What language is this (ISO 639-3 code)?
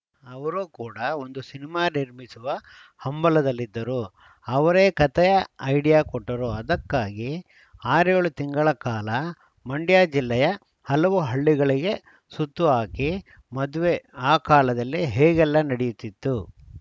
kan